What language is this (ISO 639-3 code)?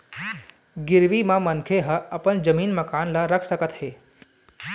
hne